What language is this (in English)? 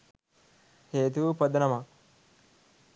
Sinhala